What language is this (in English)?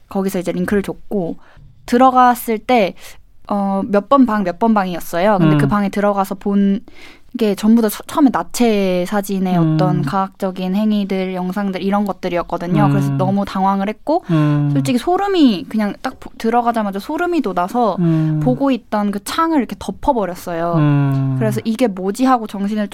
Korean